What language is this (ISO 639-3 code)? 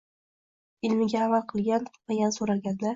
uzb